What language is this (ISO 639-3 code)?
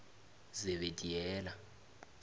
nbl